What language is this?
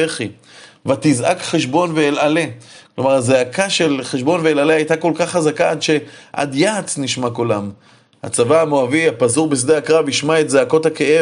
Hebrew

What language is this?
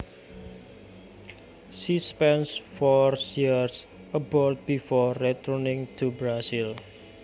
Javanese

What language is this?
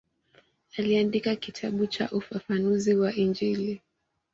Swahili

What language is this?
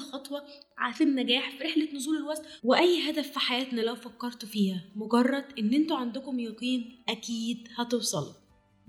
Arabic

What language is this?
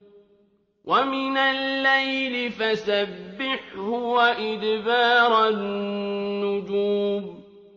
Arabic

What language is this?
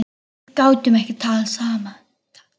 Icelandic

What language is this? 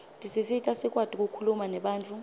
Swati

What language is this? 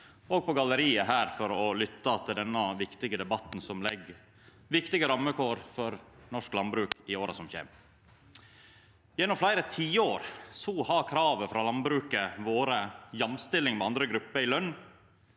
Norwegian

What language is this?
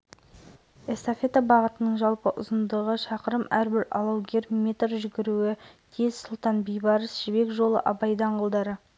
Kazakh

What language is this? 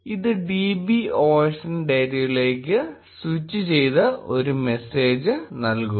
Malayalam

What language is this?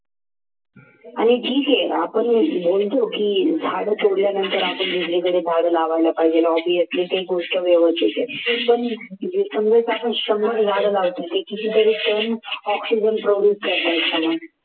Marathi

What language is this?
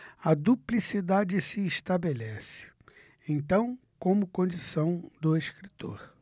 Portuguese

